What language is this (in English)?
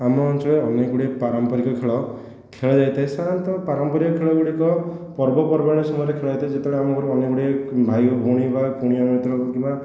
Odia